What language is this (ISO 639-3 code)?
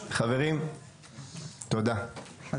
heb